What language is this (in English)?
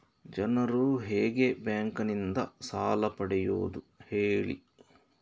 Kannada